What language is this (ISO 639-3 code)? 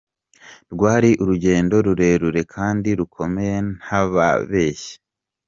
kin